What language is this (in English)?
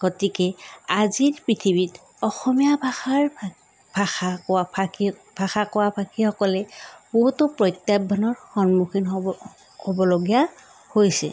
Assamese